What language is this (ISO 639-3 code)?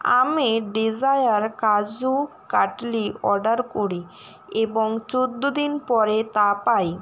ben